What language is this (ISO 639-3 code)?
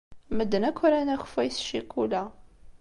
kab